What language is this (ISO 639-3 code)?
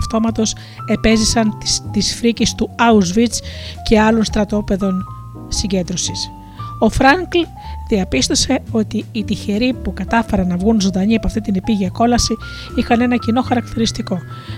ell